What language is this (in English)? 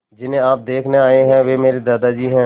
Hindi